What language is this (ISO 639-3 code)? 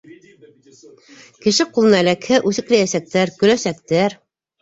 bak